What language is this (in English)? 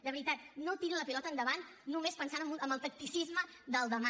Catalan